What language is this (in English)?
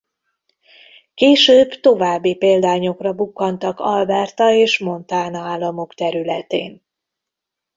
Hungarian